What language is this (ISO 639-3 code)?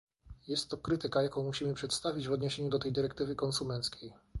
pol